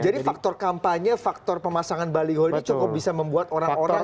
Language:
Indonesian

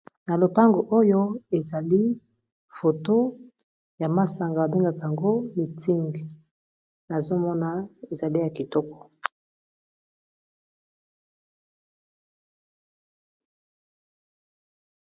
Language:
Lingala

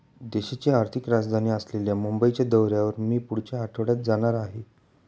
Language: Marathi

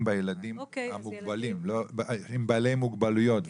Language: Hebrew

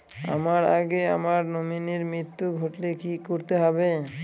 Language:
Bangla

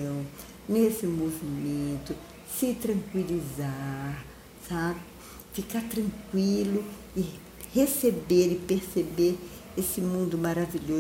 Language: Portuguese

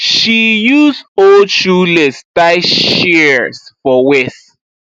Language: Nigerian Pidgin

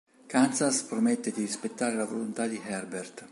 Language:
Italian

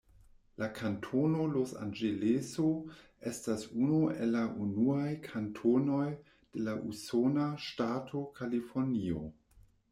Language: Esperanto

